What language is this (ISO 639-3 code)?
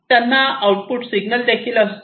mar